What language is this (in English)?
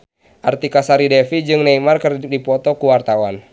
Sundanese